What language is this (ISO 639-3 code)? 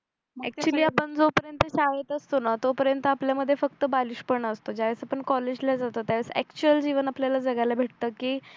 mar